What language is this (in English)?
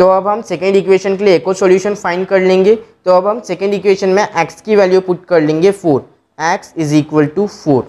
Hindi